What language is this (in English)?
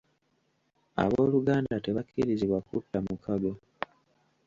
Ganda